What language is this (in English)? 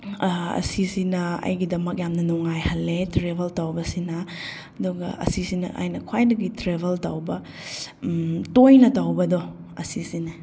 Manipuri